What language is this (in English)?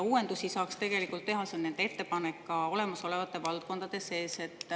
Estonian